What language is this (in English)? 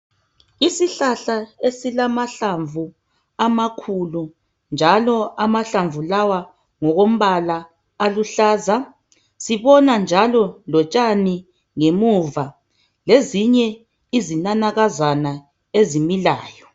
North Ndebele